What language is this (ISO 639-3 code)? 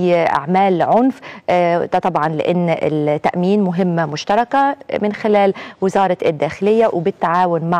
ara